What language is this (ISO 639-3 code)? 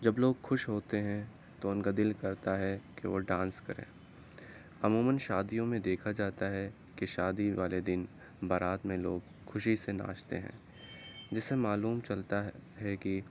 urd